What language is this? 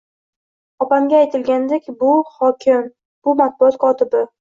Uzbek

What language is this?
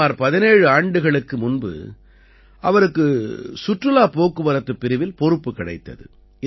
Tamil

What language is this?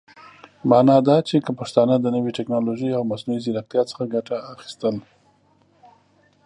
Pashto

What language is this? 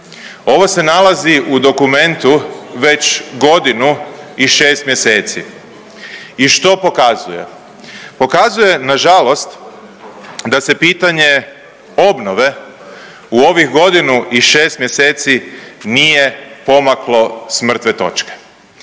Croatian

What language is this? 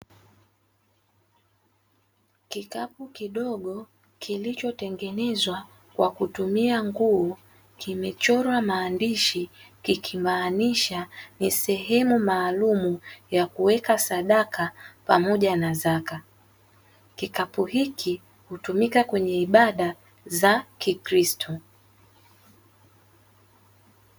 Swahili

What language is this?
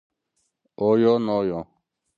Zaza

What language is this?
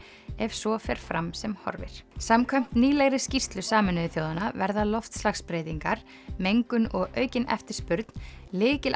Icelandic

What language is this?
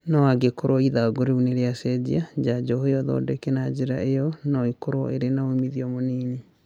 Kikuyu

